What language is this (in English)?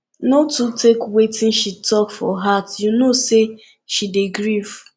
Nigerian Pidgin